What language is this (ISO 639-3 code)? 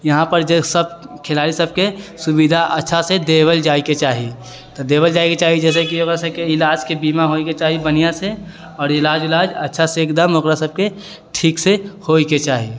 mai